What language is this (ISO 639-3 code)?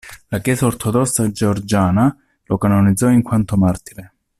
ita